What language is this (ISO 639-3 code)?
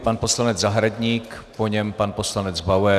ces